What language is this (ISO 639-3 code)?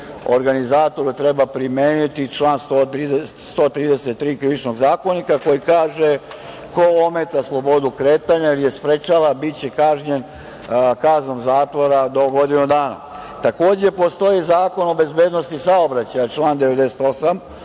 srp